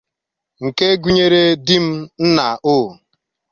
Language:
Igbo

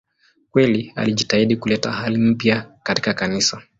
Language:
Swahili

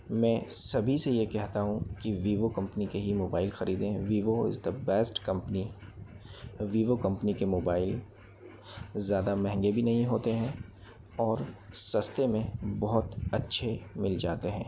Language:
Hindi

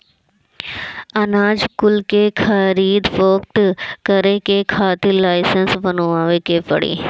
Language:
Bhojpuri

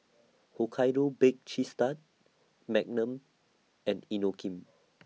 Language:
English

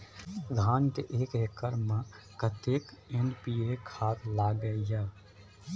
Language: Maithili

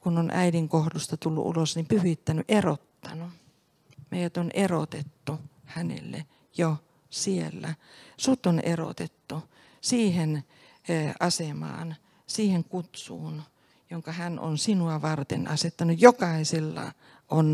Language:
Finnish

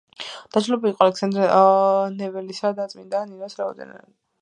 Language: Georgian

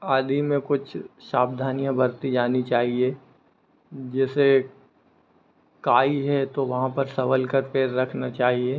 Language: Hindi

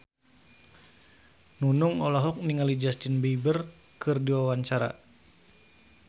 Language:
Sundanese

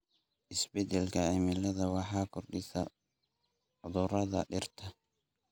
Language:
Somali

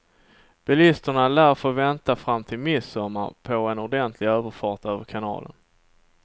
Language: Swedish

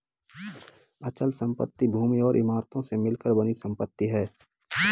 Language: Hindi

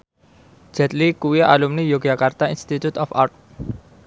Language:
Javanese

